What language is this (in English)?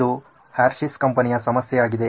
Kannada